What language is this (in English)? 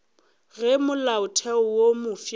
Northern Sotho